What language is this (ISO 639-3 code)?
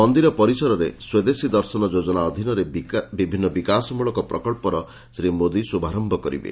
ori